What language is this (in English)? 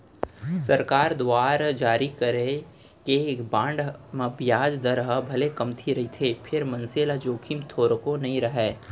Chhattisgarhi